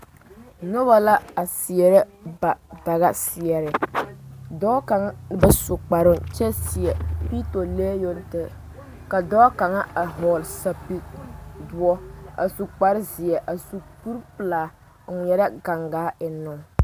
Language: Southern Dagaare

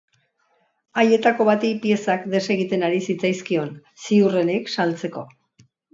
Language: Basque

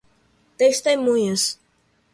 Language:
Portuguese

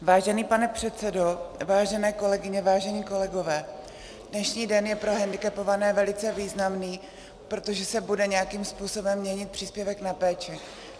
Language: Czech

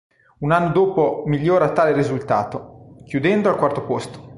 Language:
Italian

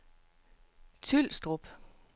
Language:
Danish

